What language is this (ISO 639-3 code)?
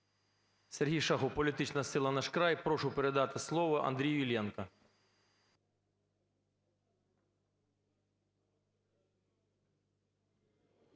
ukr